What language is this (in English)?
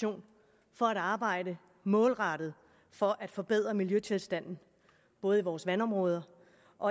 Danish